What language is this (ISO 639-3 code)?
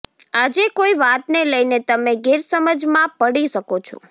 guj